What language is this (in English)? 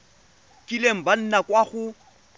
Tswana